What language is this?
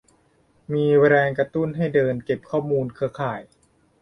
Thai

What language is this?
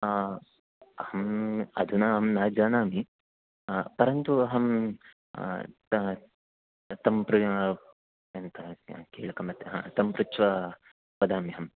Sanskrit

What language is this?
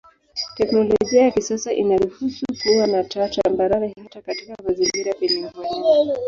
Swahili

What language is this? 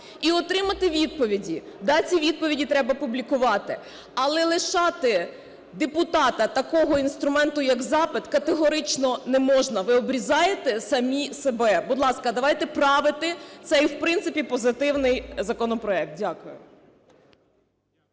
Ukrainian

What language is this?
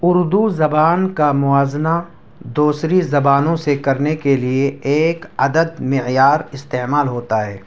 Urdu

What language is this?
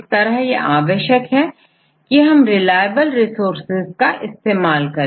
Hindi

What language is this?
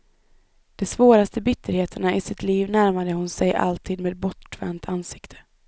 Swedish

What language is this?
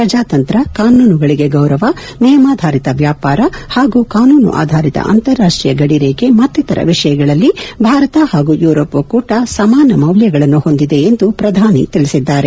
Kannada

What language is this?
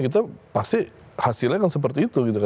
Indonesian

